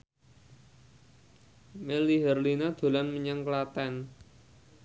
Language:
Javanese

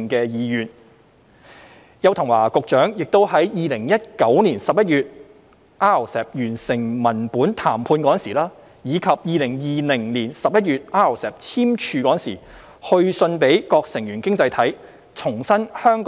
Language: Cantonese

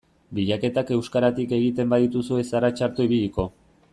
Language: Basque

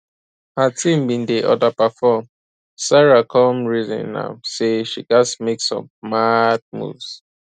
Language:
Nigerian Pidgin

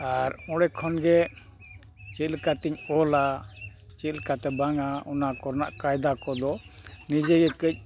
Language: Santali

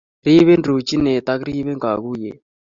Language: Kalenjin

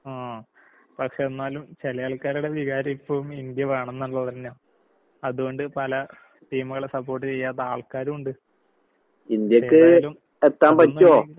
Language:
Malayalam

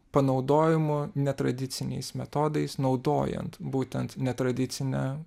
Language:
Lithuanian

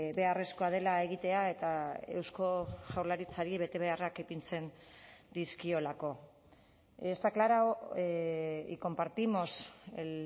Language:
Basque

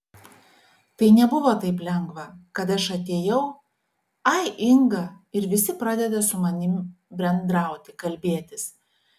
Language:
Lithuanian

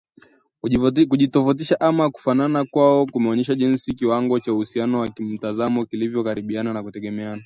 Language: Swahili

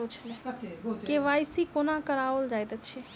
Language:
Maithili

